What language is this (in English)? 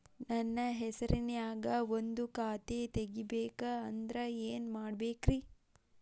Kannada